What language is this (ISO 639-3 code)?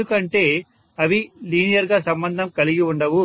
tel